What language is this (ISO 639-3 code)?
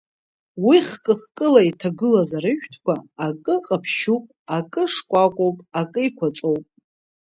abk